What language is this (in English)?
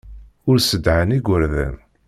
Kabyle